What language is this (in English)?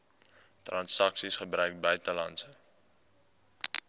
Afrikaans